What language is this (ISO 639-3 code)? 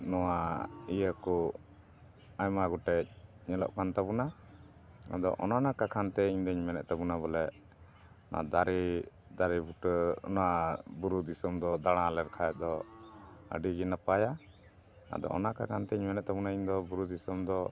sat